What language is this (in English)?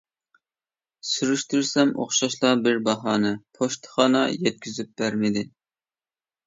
Uyghur